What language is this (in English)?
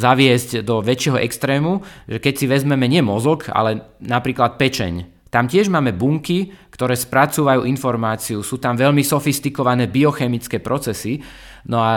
Slovak